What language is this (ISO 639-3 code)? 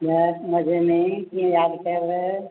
snd